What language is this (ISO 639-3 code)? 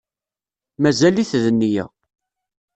kab